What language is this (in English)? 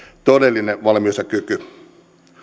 Finnish